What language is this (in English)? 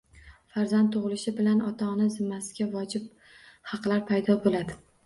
Uzbek